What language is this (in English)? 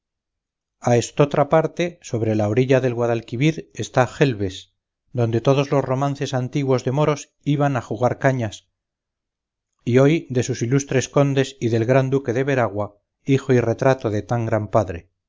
Spanish